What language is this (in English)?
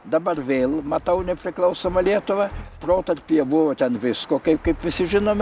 Lithuanian